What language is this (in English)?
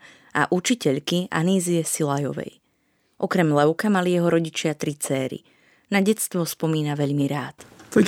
Slovak